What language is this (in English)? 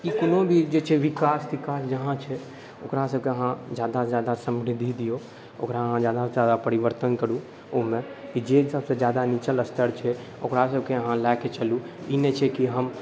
Maithili